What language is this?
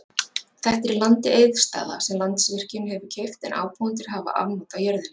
Icelandic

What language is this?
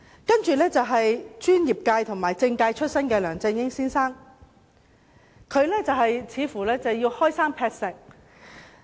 Cantonese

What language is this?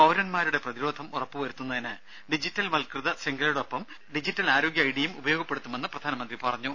Malayalam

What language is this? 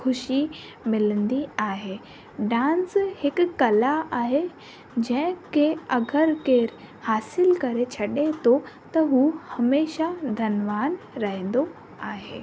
Sindhi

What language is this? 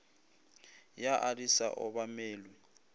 Northern Sotho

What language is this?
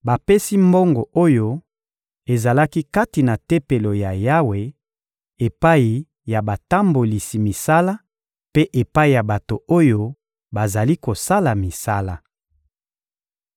Lingala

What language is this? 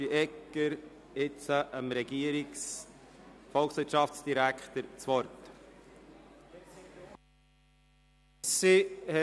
Swiss German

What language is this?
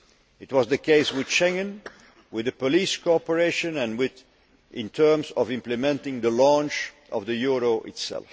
English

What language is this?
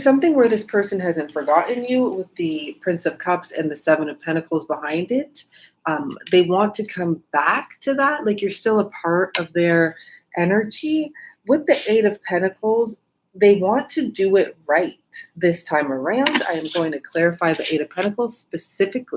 English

